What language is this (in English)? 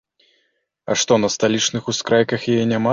Belarusian